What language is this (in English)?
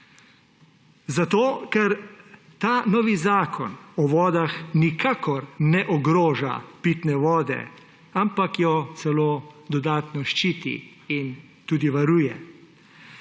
Slovenian